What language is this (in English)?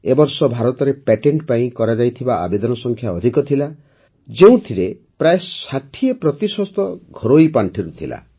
Odia